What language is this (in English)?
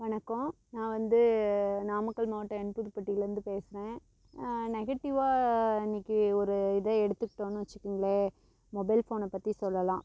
Tamil